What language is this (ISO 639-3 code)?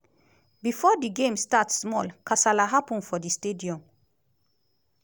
pcm